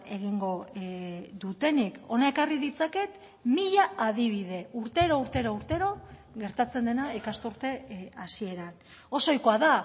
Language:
Basque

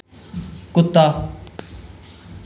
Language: Dogri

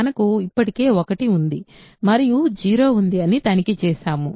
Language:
Telugu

